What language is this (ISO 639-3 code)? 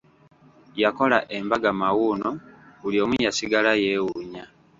lug